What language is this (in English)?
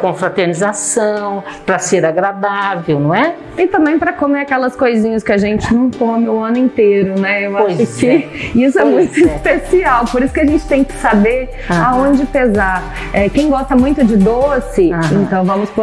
Portuguese